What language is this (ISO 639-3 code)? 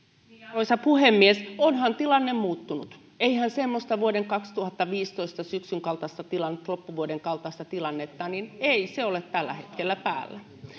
fin